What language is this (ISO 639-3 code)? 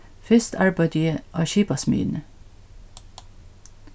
fao